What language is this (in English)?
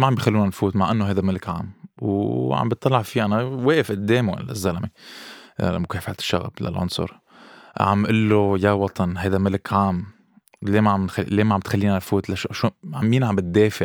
Arabic